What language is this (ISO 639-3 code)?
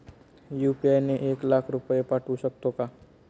mar